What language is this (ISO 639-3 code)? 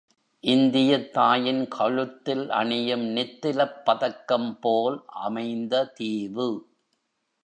tam